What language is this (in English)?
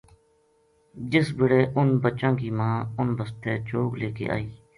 Gujari